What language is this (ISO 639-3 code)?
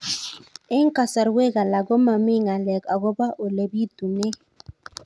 kln